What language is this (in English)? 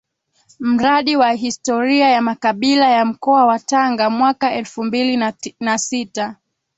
Swahili